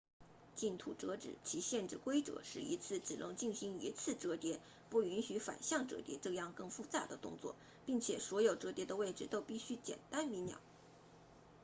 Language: Chinese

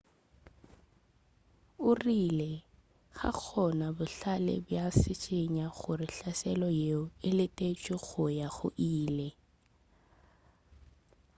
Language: Northern Sotho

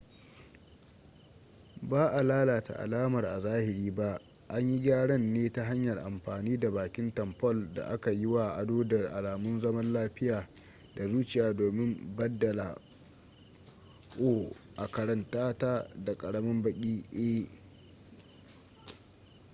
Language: Hausa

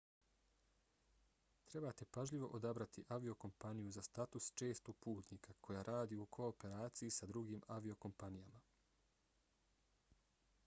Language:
Bosnian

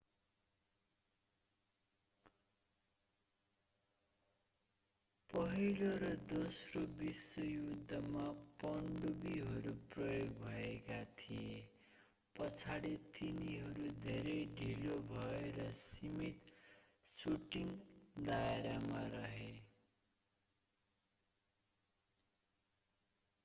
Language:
Nepali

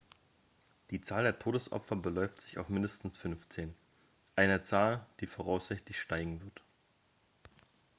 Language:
German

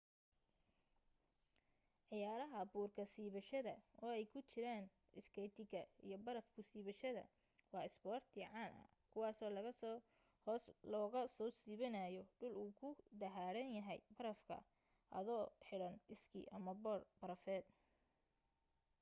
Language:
Somali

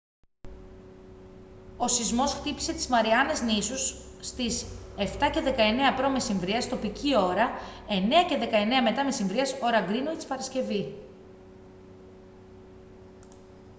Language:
Greek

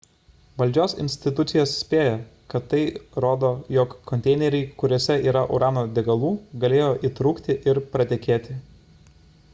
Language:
Lithuanian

